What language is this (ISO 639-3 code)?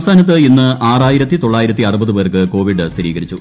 mal